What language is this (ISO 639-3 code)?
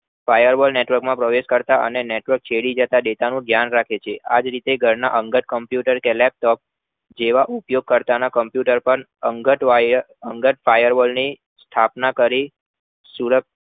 guj